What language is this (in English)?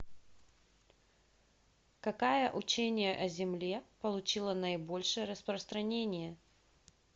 Russian